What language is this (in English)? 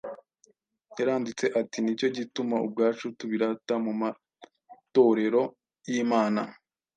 Kinyarwanda